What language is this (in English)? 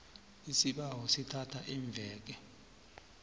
South Ndebele